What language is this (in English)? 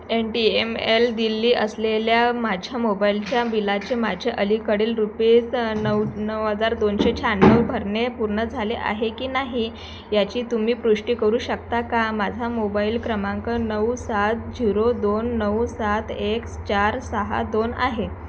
Marathi